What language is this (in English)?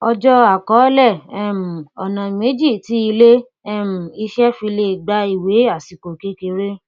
Yoruba